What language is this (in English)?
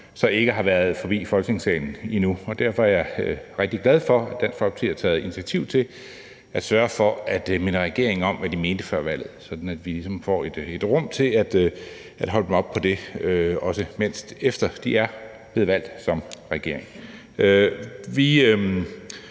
Danish